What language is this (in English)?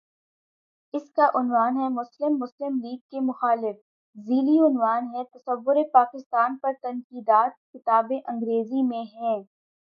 Urdu